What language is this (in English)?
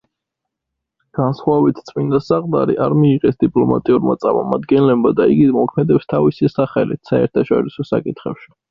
Georgian